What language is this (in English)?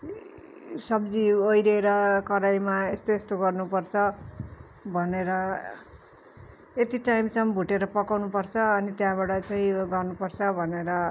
Nepali